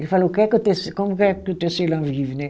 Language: Portuguese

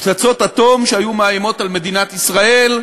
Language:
Hebrew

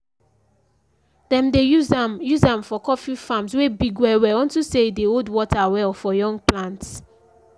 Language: Nigerian Pidgin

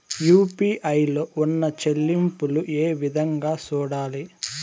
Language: Telugu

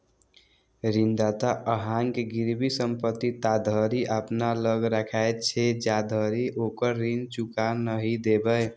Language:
Maithili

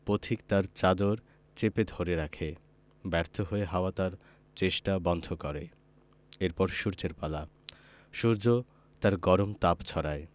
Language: Bangla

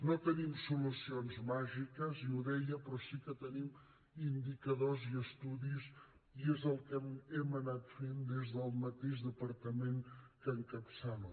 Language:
Catalan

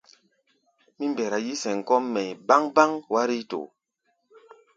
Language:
Gbaya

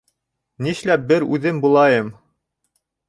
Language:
Bashkir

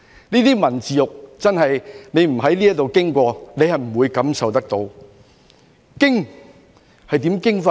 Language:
Cantonese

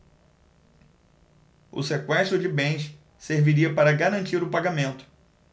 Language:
Portuguese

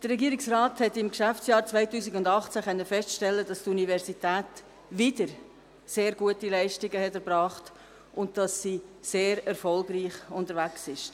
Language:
Swiss German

